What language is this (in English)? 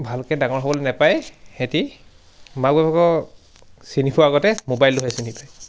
Assamese